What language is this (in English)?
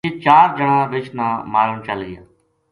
Gujari